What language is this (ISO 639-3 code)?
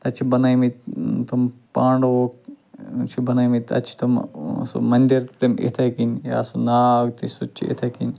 kas